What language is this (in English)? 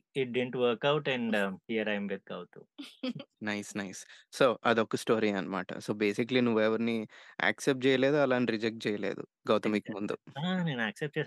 Telugu